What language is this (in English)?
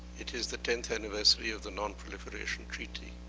English